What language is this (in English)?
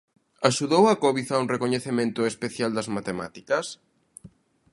Galician